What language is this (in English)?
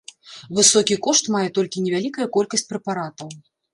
Belarusian